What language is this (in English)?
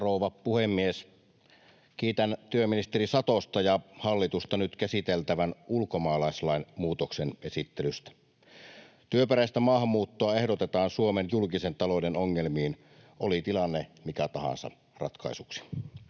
Finnish